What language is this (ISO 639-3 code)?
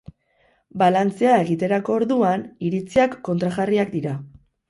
eus